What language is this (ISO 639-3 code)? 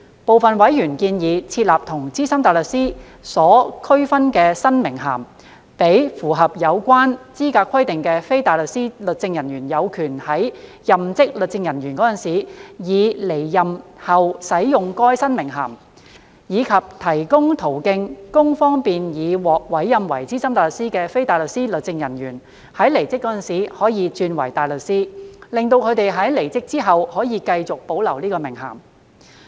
yue